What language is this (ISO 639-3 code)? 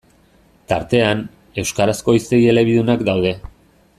eus